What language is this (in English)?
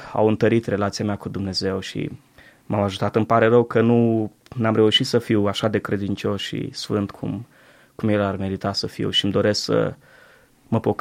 Romanian